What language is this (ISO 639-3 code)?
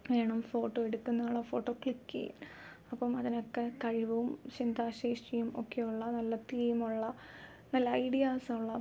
mal